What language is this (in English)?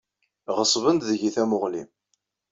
Kabyle